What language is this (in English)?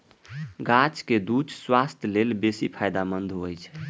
Maithili